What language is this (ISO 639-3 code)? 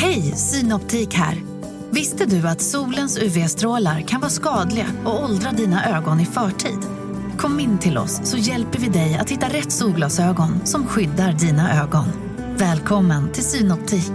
swe